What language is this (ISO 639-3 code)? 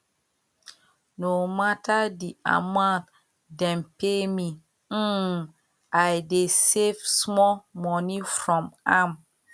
pcm